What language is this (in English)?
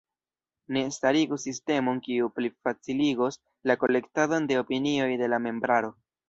Esperanto